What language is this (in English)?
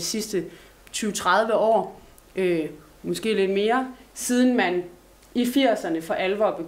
Danish